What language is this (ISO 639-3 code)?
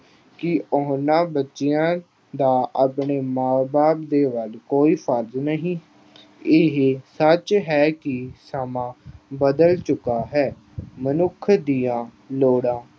pan